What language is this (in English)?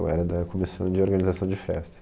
Portuguese